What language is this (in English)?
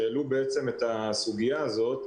Hebrew